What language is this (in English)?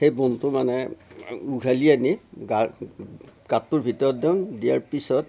Assamese